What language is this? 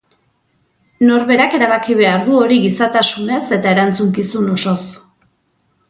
Basque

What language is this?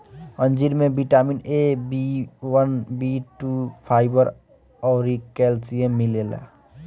Bhojpuri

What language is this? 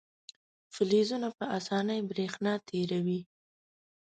Pashto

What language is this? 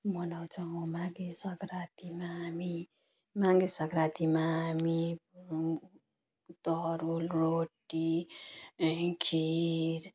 Nepali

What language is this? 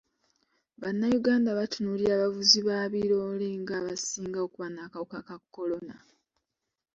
Ganda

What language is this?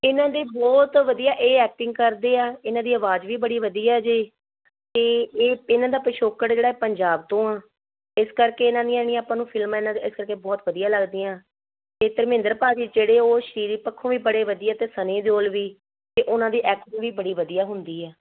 Punjabi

